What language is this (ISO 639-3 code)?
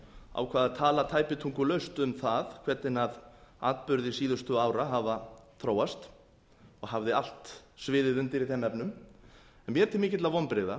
isl